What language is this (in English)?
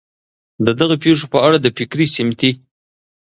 Pashto